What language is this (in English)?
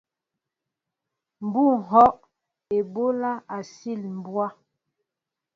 Mbo (Cameroon)